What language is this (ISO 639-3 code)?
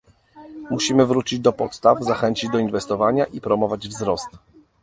pol